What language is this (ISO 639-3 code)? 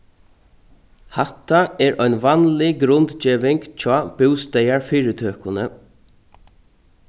fao